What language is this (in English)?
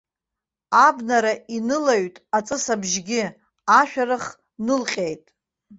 Abkhazian